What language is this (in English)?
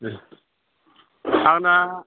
Bodo